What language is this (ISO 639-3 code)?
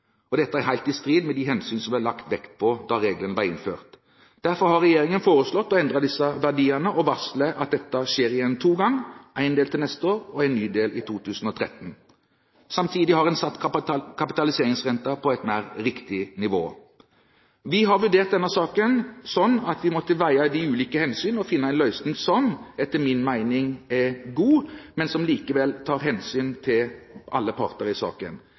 nob